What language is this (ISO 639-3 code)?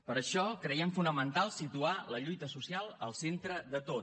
cat